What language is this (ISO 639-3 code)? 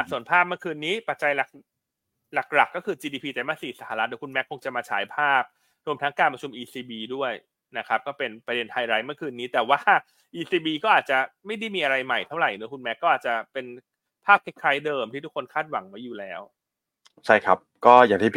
tha